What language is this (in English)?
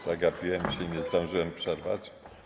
Polish